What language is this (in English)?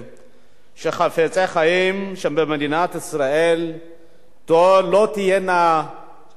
Hebrew